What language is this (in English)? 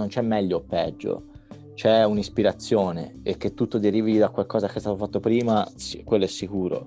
Italian